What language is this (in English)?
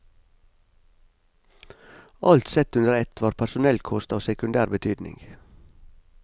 Norwegian